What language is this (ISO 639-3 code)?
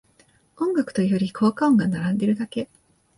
jpn